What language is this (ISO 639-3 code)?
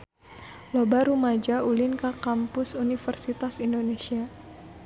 sun